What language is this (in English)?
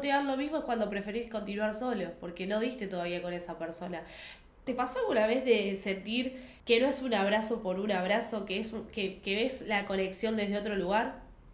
Spanish